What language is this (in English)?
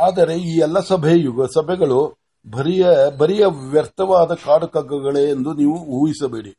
Kannada